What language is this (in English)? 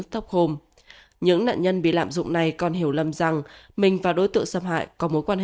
Vietnamese